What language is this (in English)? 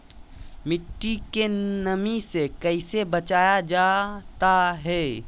Magahi